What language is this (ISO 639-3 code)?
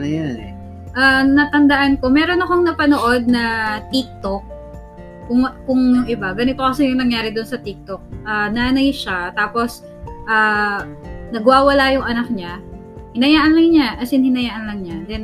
fil